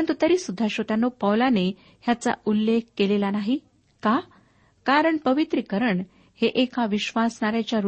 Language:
Marathi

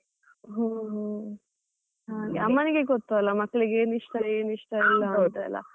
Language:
Kannada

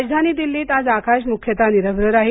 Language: Marathi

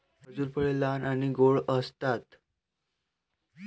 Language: Marathi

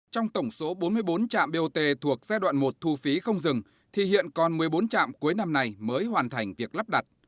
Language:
Vietnamese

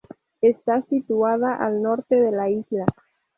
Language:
Spanish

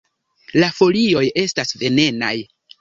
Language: Esperanto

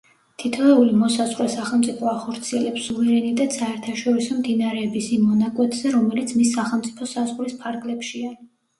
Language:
Georgian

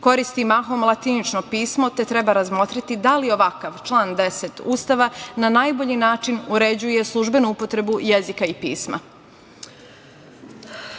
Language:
Serbian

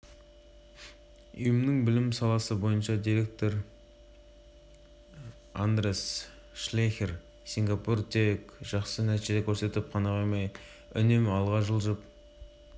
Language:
Kazakh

